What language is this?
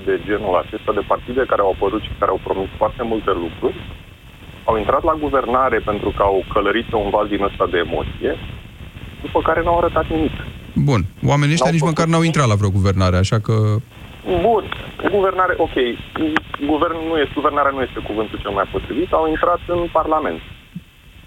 Romanian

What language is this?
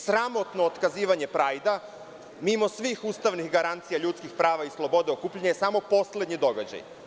Serbian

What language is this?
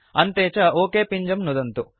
Sanskrit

